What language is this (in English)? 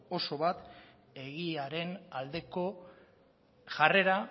Basque